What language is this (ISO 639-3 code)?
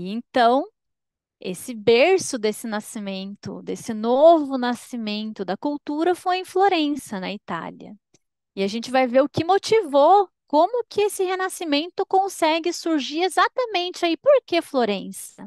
por